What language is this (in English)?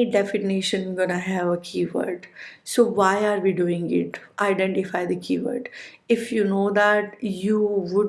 English